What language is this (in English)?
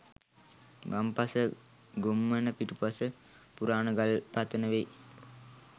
Sinhala